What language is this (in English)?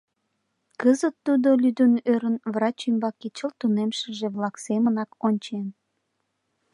Mari